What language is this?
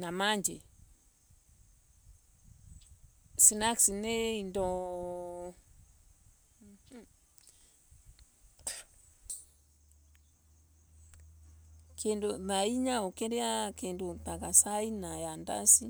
Embu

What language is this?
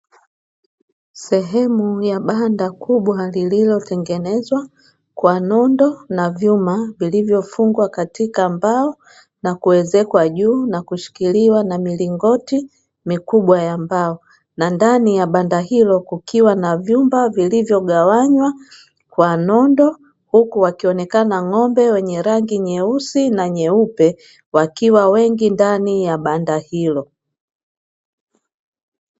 Swahili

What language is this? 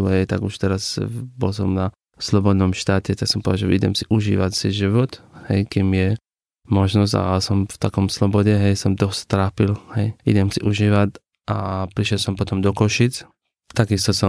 Slovak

